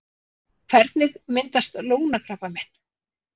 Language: Icelandic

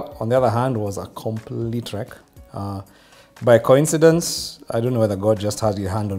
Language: English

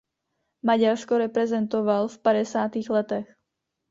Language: Czech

